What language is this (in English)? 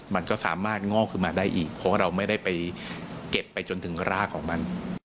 Thai